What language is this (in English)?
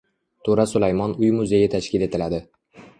Uzbek